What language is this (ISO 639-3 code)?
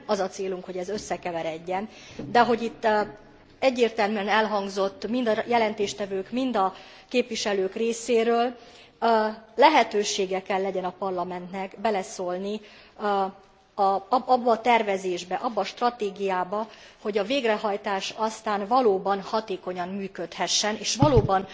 hun